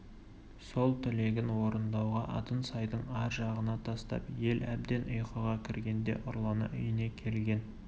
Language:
Kazakh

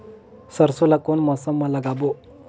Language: Chhattisgarhi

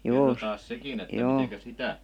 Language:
Finnish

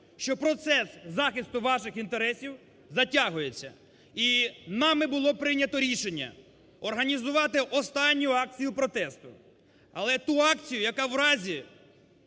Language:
Ukrainian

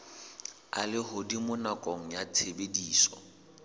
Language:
Southern Sotho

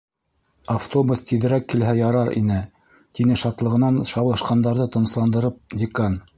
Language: Bashkir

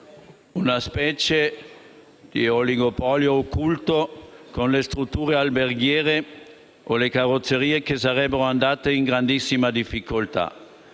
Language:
Italian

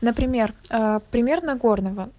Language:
Russian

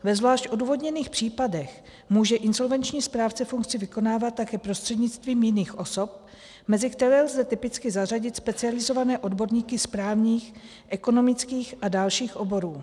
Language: Czech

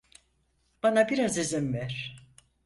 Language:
Turkish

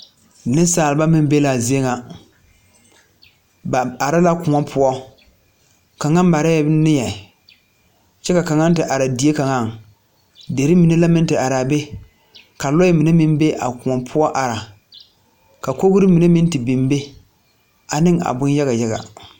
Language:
Southern Dagaare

